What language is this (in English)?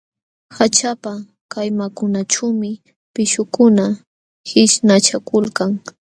Jauja Wanca Quechua